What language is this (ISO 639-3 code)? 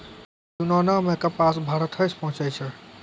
mai